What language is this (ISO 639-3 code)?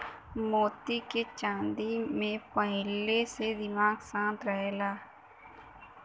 bho